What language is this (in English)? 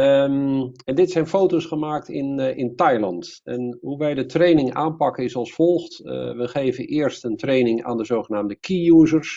Dutch